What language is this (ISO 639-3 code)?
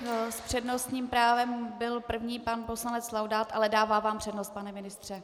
ces